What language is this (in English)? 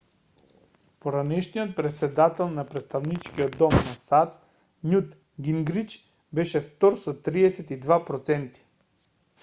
Macedonian